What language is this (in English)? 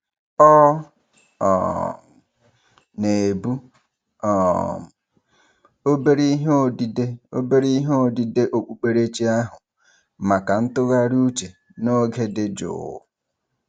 Igbo